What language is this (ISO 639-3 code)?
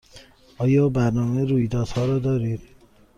fas